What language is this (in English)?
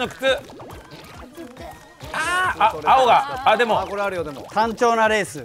Japanese